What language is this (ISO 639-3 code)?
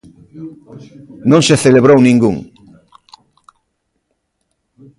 glg